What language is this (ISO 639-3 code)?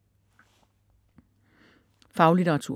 dan